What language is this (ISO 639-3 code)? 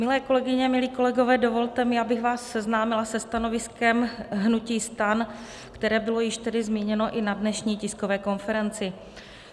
ces